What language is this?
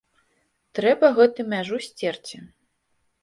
Belarusian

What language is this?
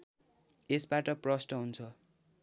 Nepali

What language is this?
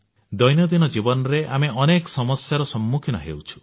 Odia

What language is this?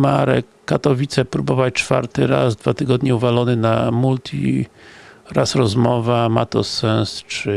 Polish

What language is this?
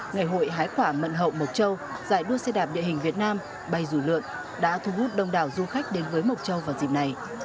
Vietnamese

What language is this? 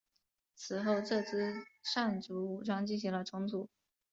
Chinese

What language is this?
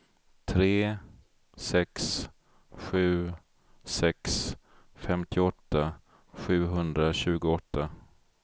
Swedish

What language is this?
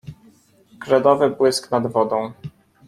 Polish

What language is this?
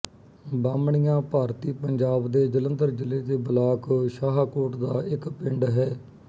Punjabi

